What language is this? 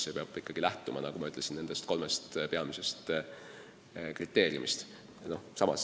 Estonian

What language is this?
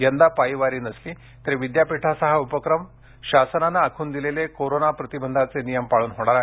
Marathi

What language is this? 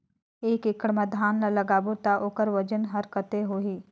Chhattisgarhi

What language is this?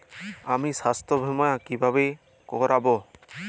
Bangla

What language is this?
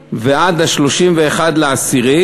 Hebrew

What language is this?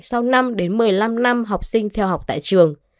Vietnamese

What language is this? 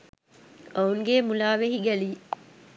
Sinhala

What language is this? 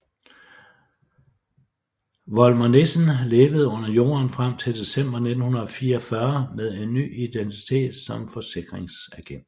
Danish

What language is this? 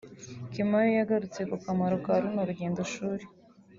Kinyarwanda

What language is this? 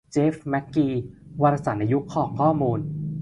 Thai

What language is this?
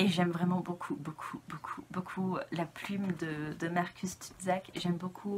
French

